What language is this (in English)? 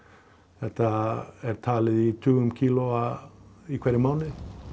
Icelandic